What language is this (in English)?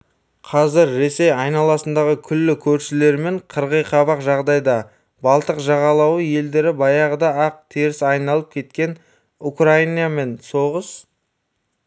Kazakh